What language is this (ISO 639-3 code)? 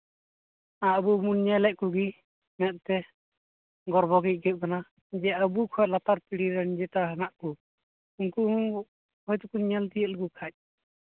sat